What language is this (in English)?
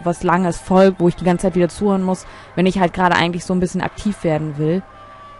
German